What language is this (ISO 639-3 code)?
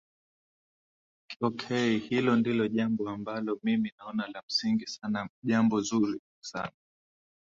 swa